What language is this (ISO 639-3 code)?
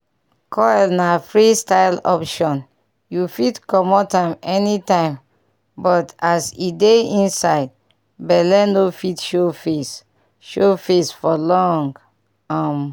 pcm